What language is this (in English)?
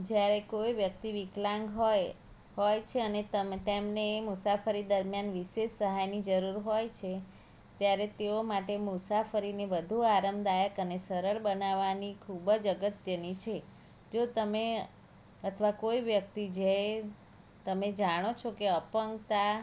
Gujarati